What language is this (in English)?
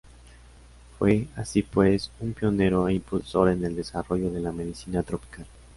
Spanish